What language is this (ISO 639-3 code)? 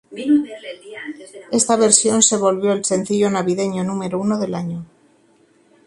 spa